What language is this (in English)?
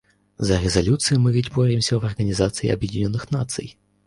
Russian